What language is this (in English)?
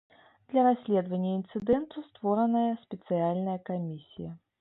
Belarusian